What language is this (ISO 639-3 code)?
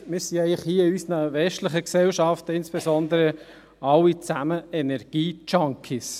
gsw